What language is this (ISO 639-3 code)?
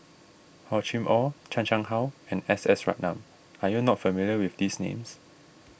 eng